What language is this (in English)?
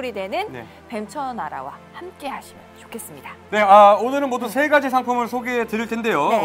Korean